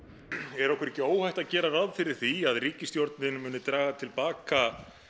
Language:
Icelandic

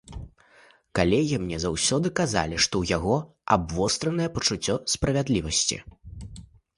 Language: Belarusian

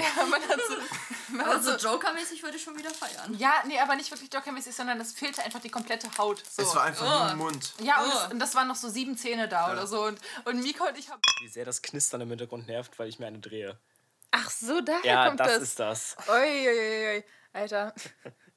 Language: German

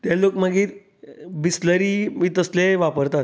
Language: Konkani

